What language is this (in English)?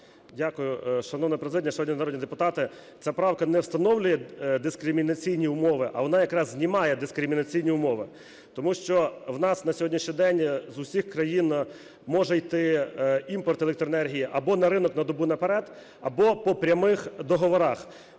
Ukrainian